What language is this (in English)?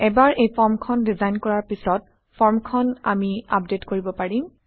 Assamese